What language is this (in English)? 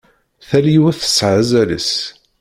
Kabyle